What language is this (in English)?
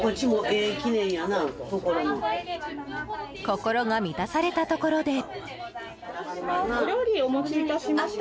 Japanese